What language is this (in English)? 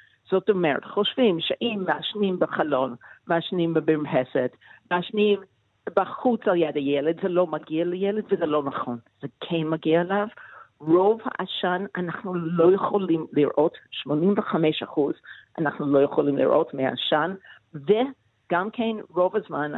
Hebrew